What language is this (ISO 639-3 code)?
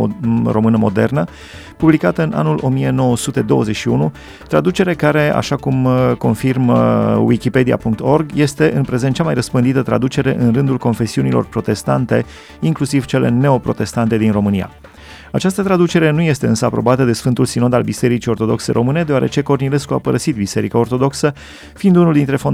ron